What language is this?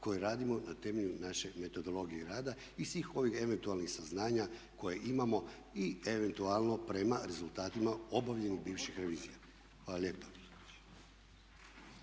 Croatian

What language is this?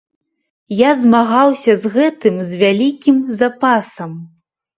Belarusian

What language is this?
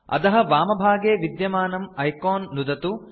Sanskrit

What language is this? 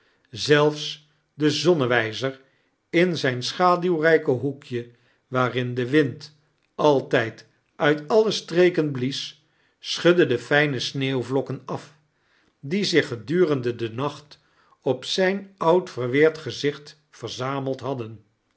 Dutch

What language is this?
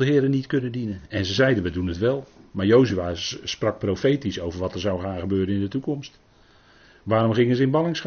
Dutch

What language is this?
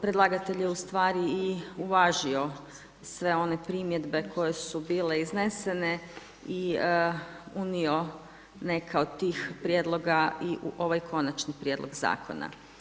Croatian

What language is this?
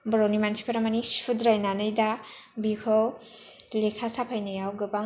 Bodo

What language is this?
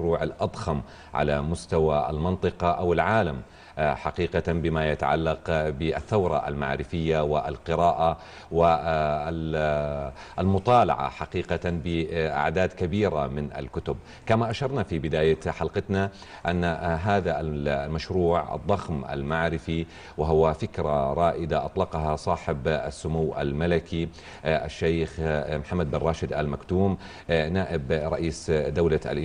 Arabic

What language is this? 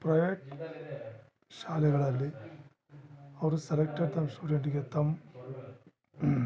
Kannada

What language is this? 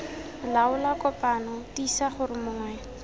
Tswana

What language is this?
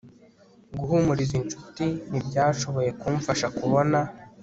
Kinyarwanda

